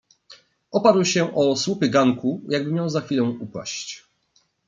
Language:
Polish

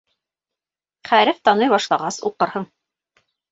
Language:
Bashkir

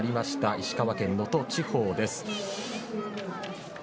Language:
Japanese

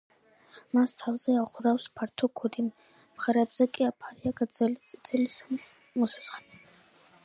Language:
Georgian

